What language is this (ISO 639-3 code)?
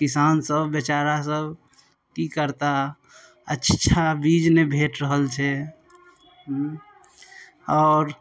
mai